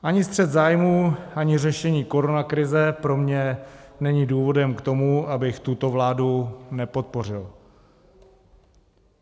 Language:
Czech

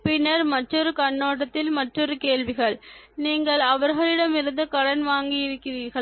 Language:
Tamil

